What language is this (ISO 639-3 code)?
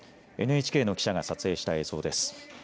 jpn